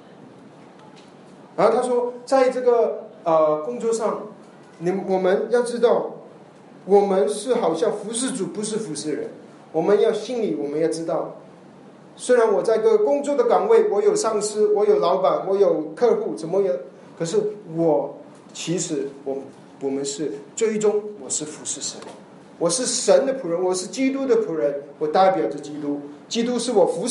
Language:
Chinese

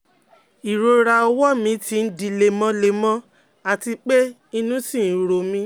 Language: Yoruba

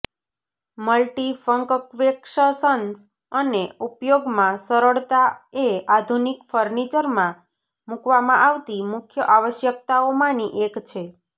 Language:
Gujarati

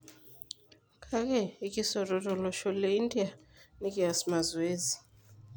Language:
Masai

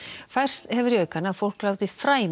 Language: Icelandic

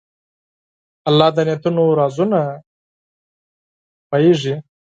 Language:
Pashto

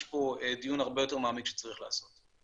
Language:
Hebrew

